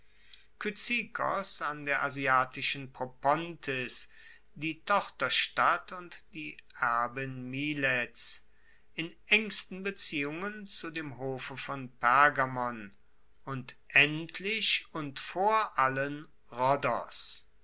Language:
German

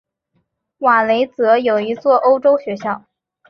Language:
Chinese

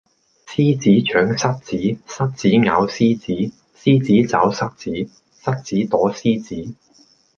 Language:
Cantonese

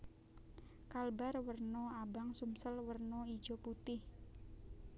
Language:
Javanese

